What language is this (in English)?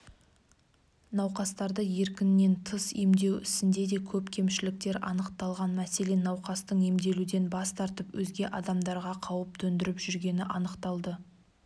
Kazakh